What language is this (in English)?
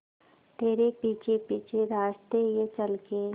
Hindi